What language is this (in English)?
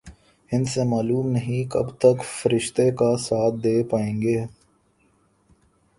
Urdu